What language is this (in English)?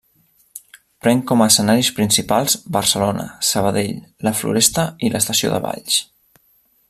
Catalan